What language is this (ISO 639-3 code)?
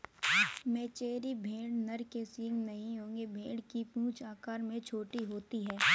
hin